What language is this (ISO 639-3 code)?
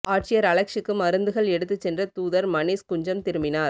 tam